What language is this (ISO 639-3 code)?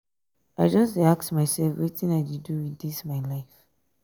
pcm